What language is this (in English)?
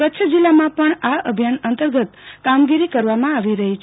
Gujarati